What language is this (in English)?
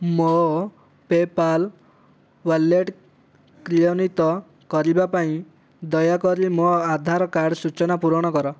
Odia